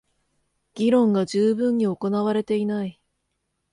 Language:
Japanese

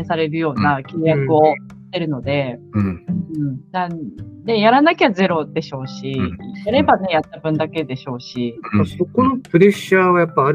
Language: Japanese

